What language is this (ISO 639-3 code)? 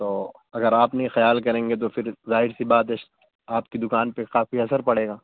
urd